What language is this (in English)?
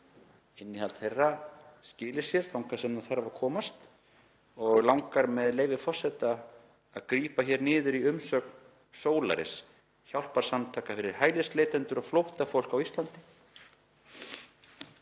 Icelandic